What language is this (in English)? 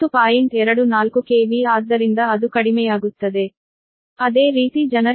Kannada